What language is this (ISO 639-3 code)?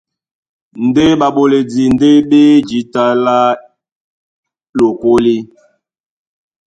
dua